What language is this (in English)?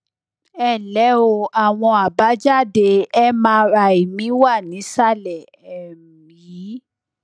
Yoruba